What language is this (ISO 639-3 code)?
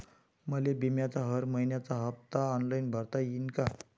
mar